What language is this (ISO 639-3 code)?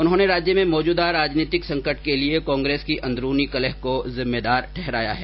hin